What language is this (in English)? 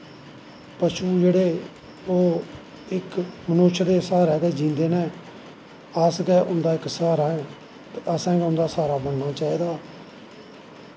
Dogri